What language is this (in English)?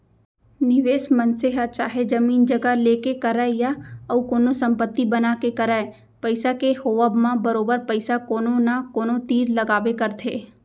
Chhattisgarhi